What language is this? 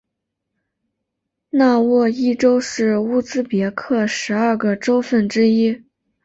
Chinese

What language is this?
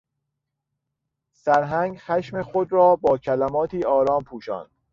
Persian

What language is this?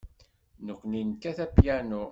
Kabyle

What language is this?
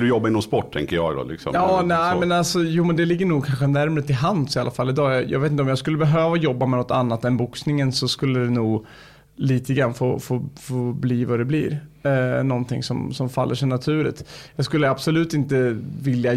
Swedish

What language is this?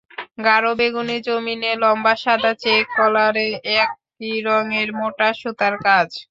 Bangla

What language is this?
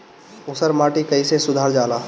Bhojpuri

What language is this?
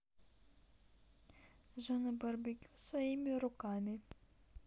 Russian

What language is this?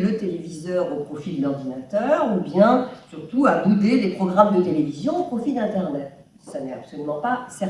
French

